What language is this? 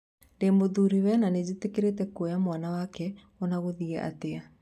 Kikuyu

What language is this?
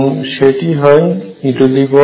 Bangla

